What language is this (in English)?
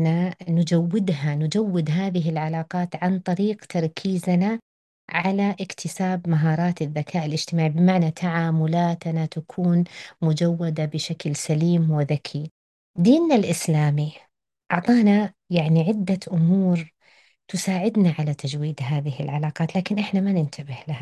Arabic